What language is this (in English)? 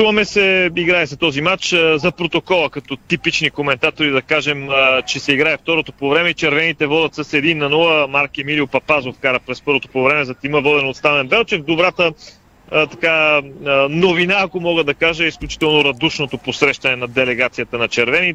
Bulgarian